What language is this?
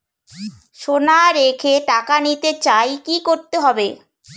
Bangla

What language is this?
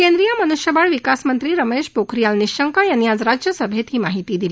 Marathi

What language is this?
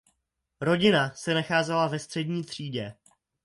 Czech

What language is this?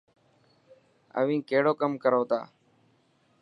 Dhatki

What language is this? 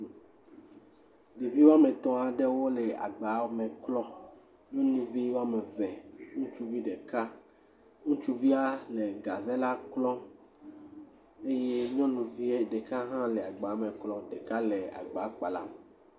Ewe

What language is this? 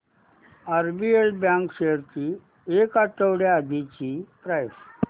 Marathi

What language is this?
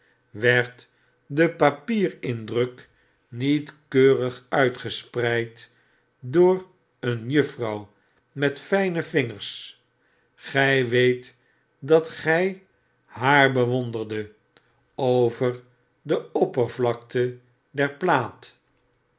Dutch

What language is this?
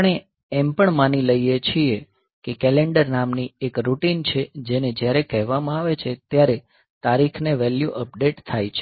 Gujarati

